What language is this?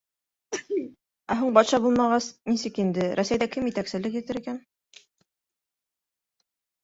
Bashkir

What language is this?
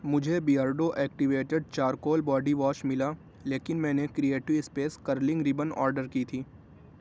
Urdu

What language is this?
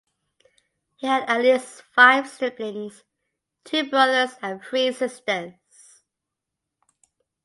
English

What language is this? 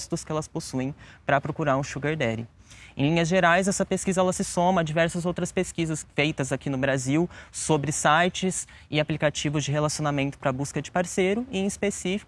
Portuguese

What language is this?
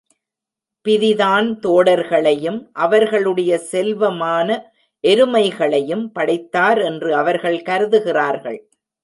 Tamil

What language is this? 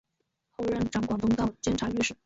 Chinese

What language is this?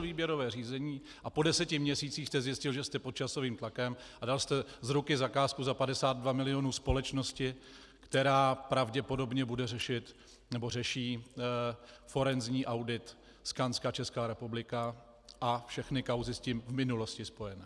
Czech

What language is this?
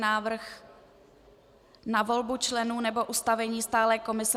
Czech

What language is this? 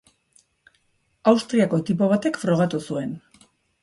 Basque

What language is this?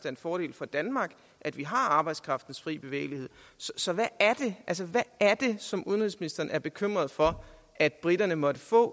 Danish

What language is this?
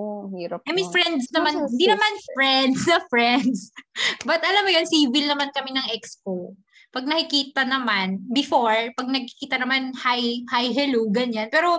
Filipino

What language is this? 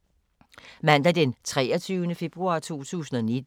Danish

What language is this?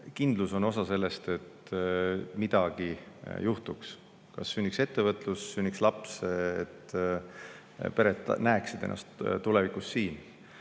Estonian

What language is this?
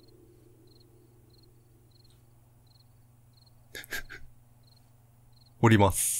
Japanese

